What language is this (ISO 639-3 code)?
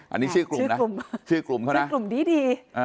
tha